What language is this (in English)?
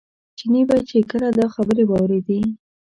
Pashto